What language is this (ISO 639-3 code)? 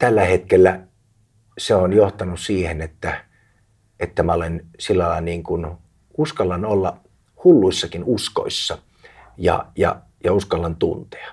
fin